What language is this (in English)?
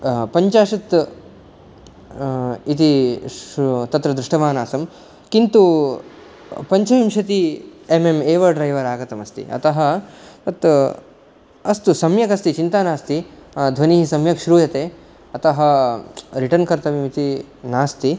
Sanskrit